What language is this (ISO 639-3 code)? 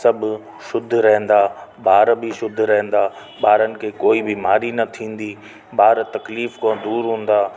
snd